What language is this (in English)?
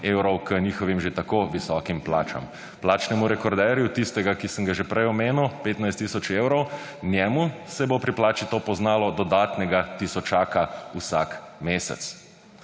Slovenian